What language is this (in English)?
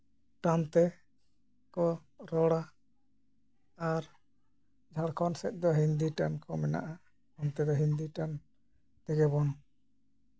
Santali